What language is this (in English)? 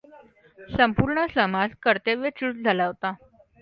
Marathi